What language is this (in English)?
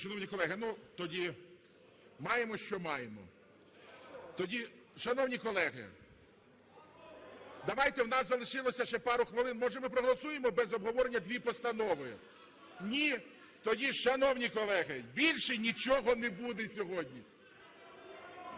Ukrainian